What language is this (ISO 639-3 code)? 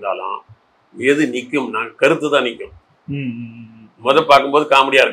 tam